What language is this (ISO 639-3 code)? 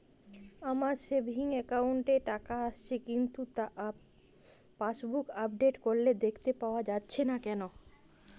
ben